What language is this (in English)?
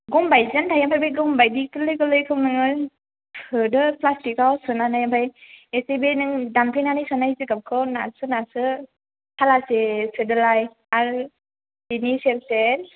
Bodo